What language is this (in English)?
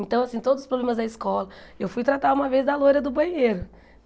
Portuguese